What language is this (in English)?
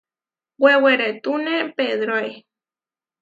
Huarijio